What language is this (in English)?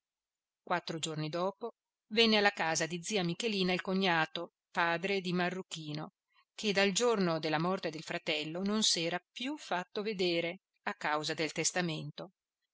Italian